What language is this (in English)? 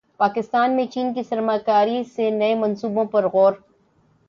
Urdu